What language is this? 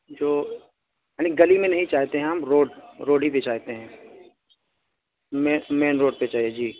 Urdu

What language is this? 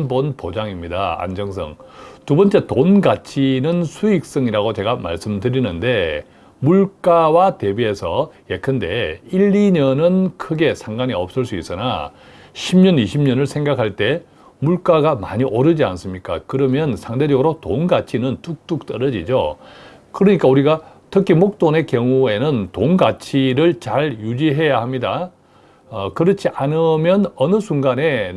Korean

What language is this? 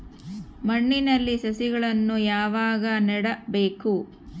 Kannada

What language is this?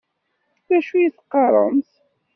Kabyle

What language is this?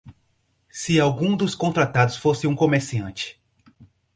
Portuguese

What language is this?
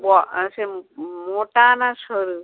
Bangla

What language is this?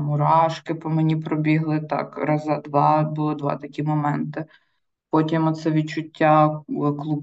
Ukrainian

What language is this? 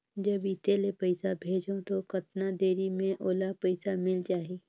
Chhattisgarhi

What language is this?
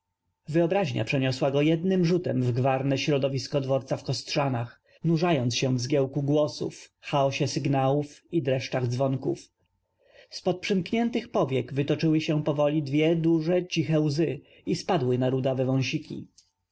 Polish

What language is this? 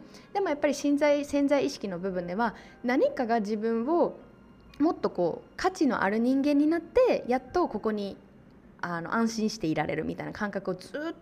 Japanese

